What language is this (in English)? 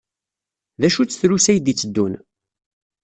Kabyle